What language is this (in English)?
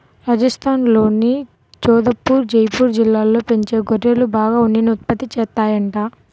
Telugu